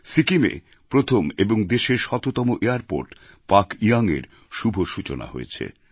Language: Bangla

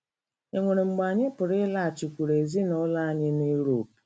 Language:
Igbo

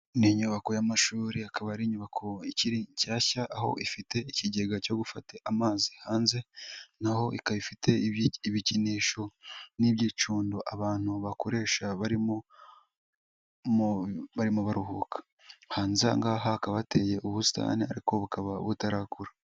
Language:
Kinyarwanda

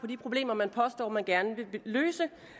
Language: Danish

